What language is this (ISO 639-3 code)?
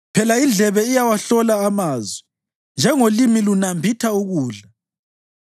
nde